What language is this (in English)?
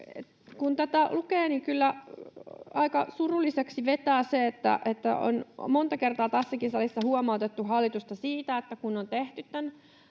Finnish